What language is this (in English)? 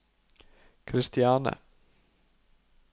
Norwegian